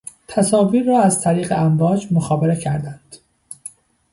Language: Persian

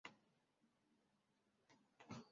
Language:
Swahili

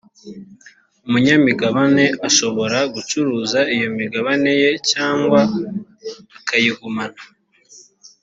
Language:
Kinyarwanda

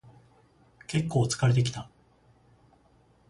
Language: Japanese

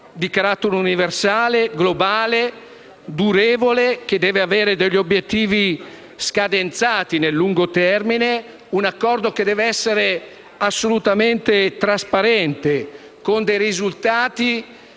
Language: Italian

